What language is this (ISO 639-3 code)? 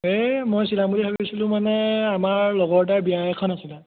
asm